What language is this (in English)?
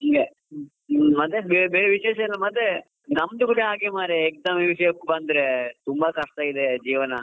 Kannada